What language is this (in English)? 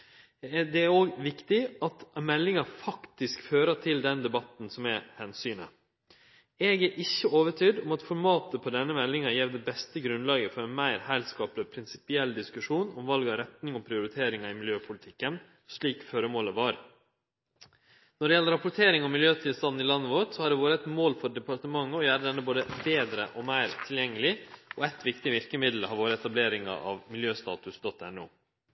Norwegian Nynorsk